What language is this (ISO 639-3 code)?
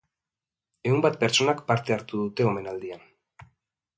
eus